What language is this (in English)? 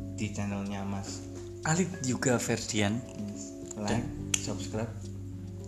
Indonesian